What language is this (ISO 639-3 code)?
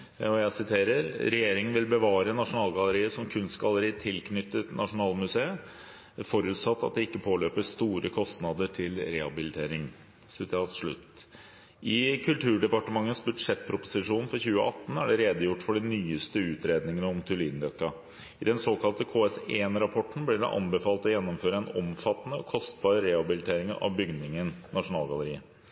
nob